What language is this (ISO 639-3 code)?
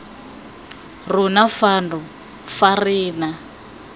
tsn